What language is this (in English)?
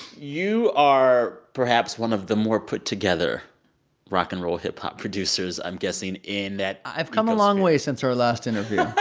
English